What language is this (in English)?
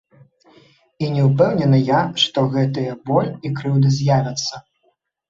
Belarusian